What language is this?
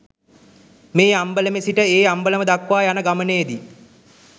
Sinhala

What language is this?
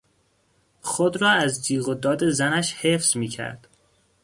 Persian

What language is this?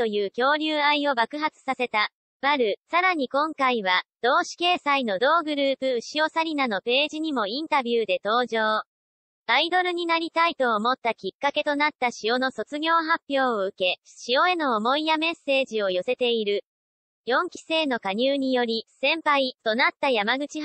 Japanese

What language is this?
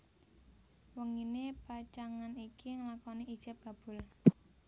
Javanese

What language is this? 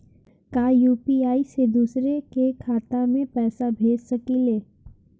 Bhojpuri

